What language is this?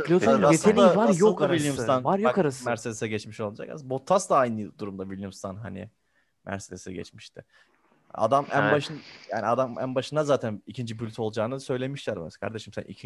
Turkish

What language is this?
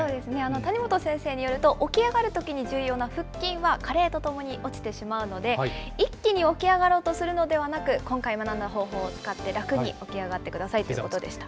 Japanese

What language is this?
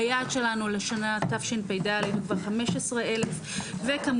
Hebrew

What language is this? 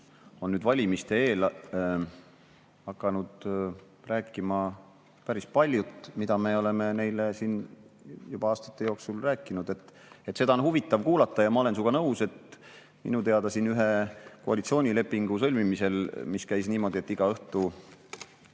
Estonian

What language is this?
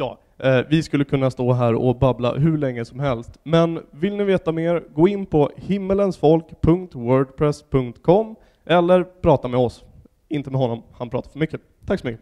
Swedish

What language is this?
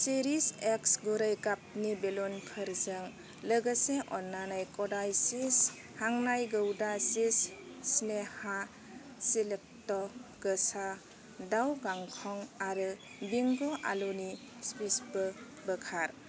Bodo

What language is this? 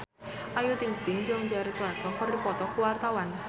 Sundanese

